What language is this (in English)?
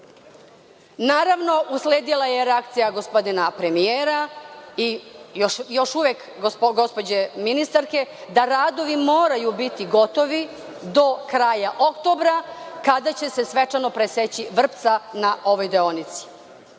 Serbian